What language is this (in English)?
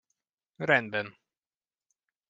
Hungarian